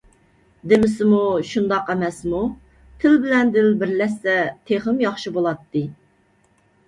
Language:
Uyghur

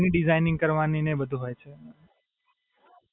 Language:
Gujarati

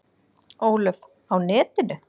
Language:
Icelandic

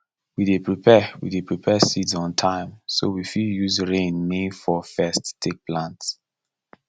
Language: Nigerian Pidgin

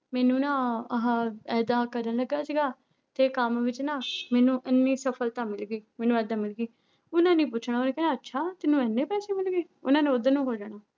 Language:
Punjabi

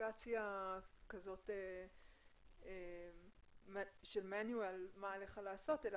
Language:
Hebrew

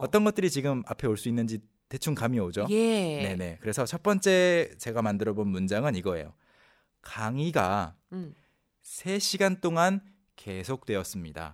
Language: Korean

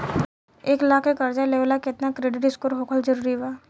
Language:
Bhojpuri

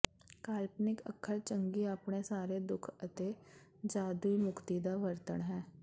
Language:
Punjabi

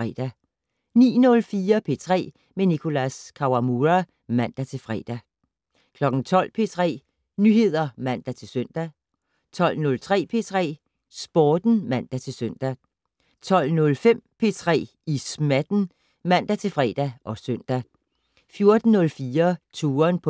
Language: Danish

